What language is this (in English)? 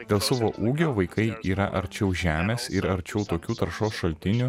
Lithuanian